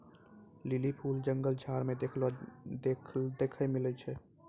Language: Maithili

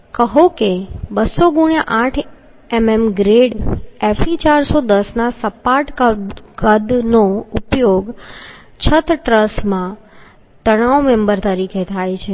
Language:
Gujarati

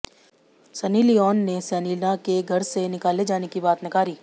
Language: Hindi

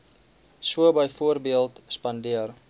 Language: Afrikaans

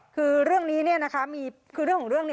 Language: Thai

